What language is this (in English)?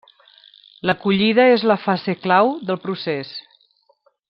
Catalan